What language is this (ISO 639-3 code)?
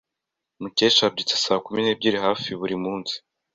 kin